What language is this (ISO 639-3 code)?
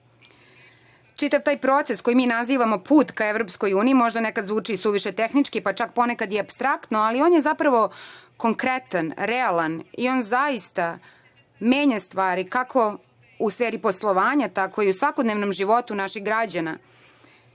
srp